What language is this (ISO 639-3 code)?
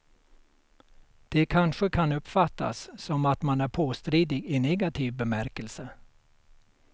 swe